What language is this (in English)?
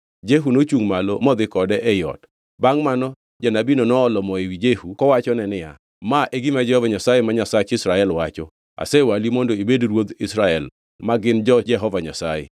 Luo (Kenya and Tanzania)